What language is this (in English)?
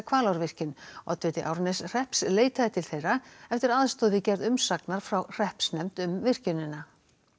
Icelandic